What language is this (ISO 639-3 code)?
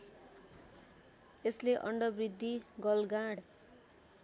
nep